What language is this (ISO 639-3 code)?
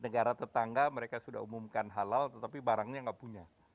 ind